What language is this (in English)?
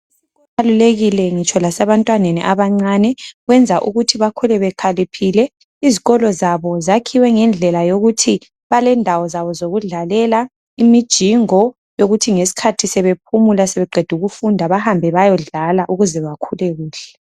North Ndebele